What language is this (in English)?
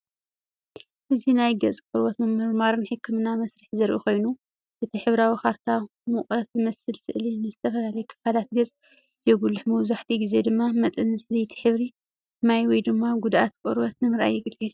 Tigrinya